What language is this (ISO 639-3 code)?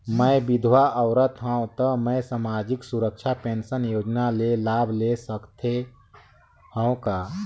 hne